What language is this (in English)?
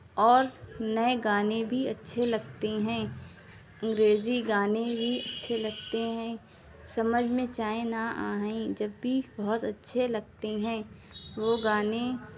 Urdu